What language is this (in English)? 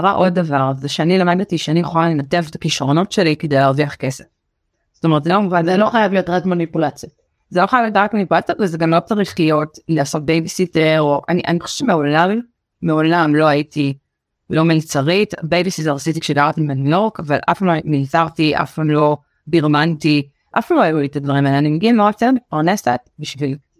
Hebrew